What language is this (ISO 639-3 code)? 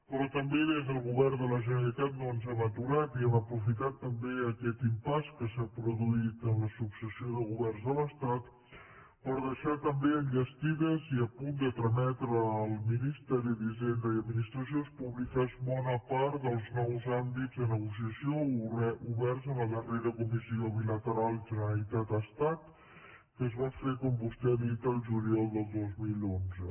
cat